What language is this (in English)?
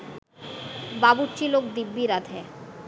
Bangla